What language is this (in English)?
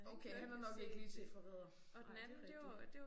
Danish